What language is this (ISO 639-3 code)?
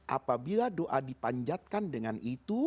ind